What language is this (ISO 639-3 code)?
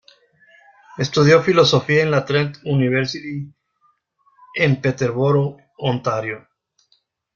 spa